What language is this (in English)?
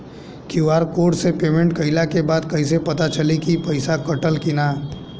Bhojpuri